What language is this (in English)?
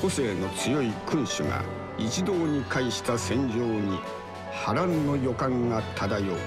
Japanese